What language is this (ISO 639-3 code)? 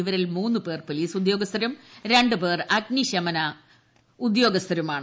mal